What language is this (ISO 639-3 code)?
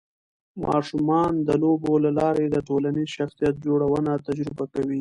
pus